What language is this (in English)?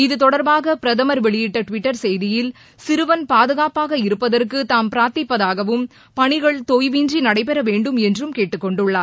Tamil